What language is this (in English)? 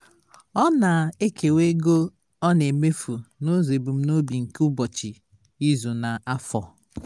Igbo